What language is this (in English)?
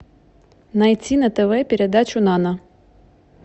Russian